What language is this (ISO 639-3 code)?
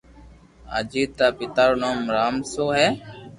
lrk